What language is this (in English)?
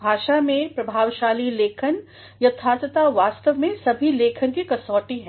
Hindi